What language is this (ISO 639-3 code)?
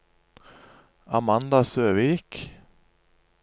nor